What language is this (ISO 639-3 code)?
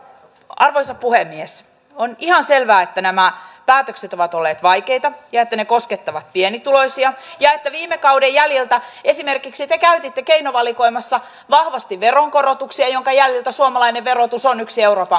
fin